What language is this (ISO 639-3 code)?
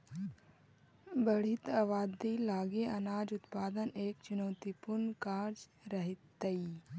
mag